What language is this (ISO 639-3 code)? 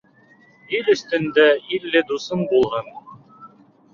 bak